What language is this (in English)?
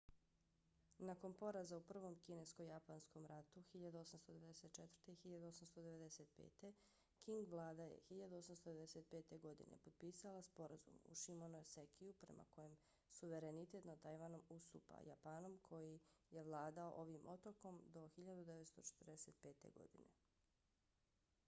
Bosnian